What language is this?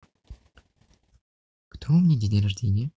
Russian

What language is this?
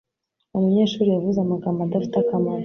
Kinyarwanda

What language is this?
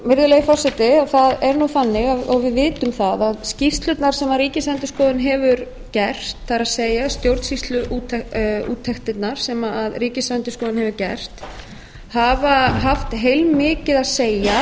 Icelandic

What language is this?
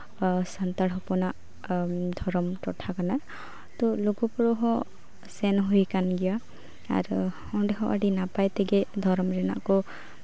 Santali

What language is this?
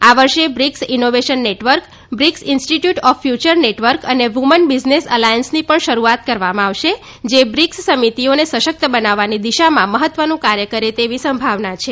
Gujarati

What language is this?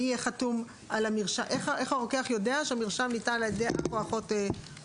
Hebrew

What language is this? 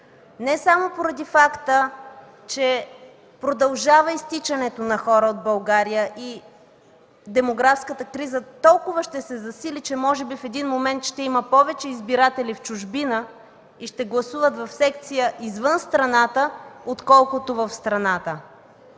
Bulgarian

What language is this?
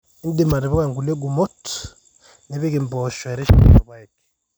Masai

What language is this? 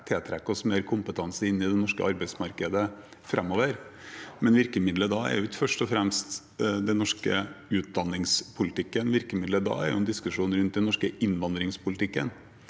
Norwegian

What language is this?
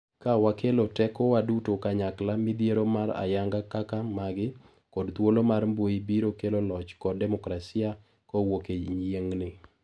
Luo (Kenya and Tanzania)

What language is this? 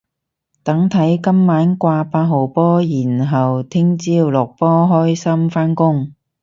Cantonese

